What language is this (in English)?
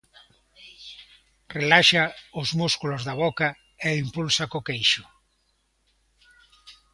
Galician